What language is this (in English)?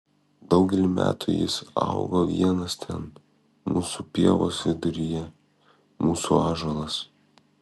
Lithuanian